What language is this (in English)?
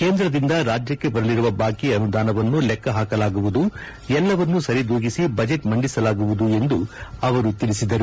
Kannada